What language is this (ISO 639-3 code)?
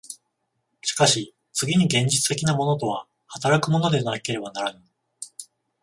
jpn